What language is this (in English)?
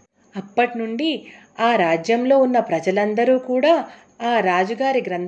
Telugu